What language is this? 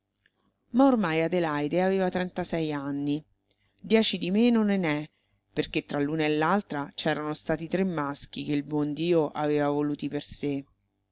Italian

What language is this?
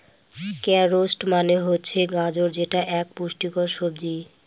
Bangla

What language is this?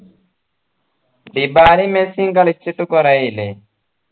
Malayalam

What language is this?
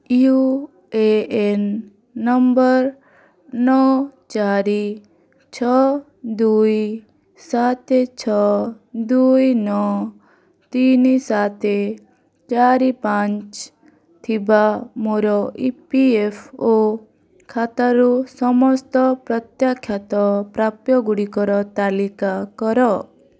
Odia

